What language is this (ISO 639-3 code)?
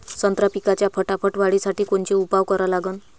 mar